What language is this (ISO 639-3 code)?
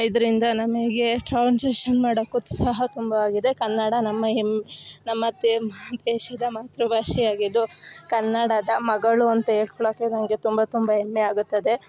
kan